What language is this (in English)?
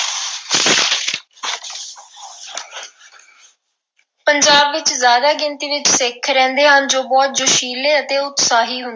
Punjabi